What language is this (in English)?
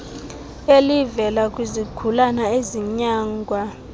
Xhosa